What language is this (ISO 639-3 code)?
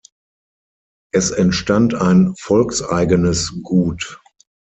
deu